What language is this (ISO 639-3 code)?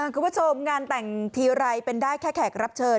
tha